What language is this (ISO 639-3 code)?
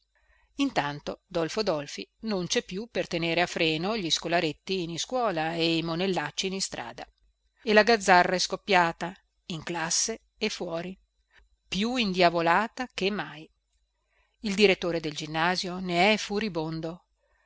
ita